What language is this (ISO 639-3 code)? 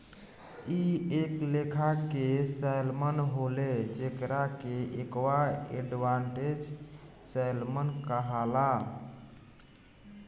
bho